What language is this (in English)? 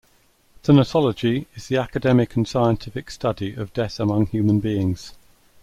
English